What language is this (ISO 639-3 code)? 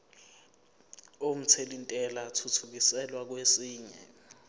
zul